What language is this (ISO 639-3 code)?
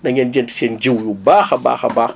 wol